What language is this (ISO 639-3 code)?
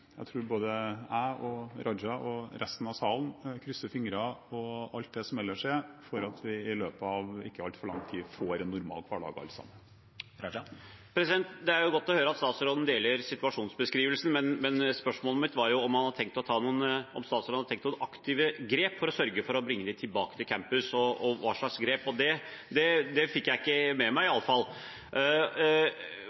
nob